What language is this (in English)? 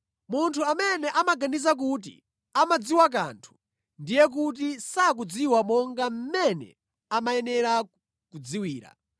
Nyanja